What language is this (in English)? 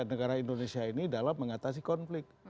Indonesian